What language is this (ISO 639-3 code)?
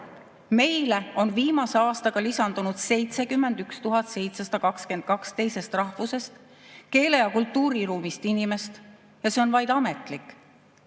est